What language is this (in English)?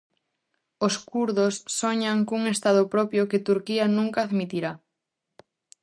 Galician